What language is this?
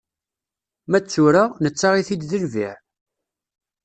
Kabyle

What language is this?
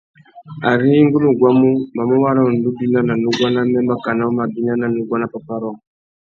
Tuki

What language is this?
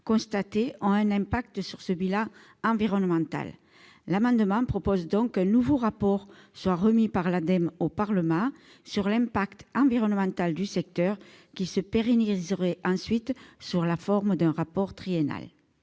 French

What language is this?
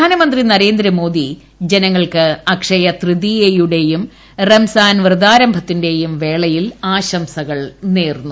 Malayalam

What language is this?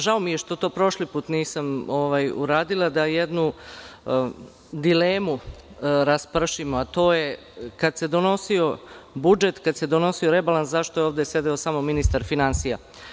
Serbian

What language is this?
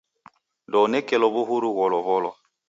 Taita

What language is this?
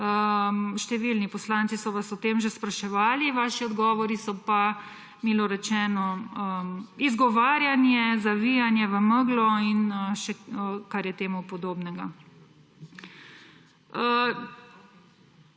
Slovenian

